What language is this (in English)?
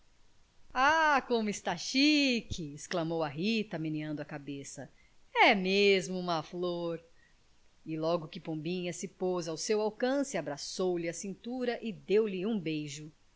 Portuguese